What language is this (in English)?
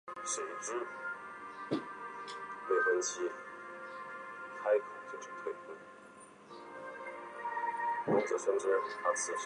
Chinese